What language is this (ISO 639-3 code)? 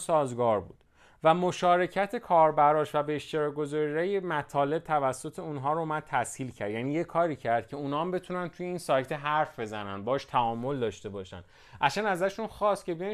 fas